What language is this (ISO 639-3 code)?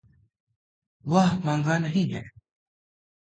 hin